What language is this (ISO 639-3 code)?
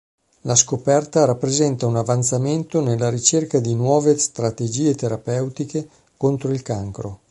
ita